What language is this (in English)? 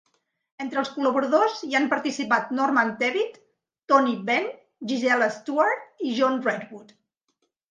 Catalan